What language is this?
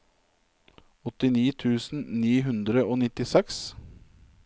Norwegian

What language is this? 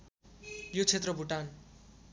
Nepali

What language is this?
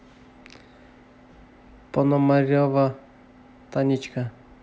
Russian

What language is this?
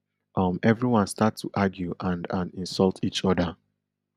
Nigerian Pidgin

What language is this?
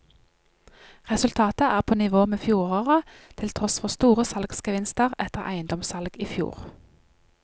Norwegian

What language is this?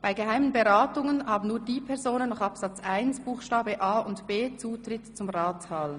Swiss German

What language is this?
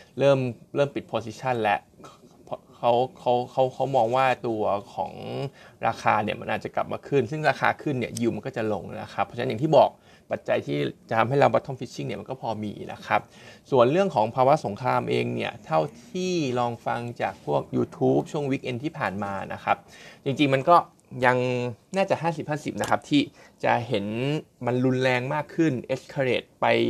Thai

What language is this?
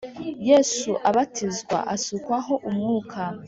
Kinyarwanda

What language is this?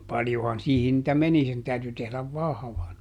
Finnish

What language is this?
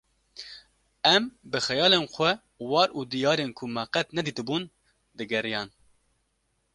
Kurdish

